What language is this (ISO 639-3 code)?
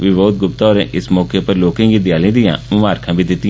doi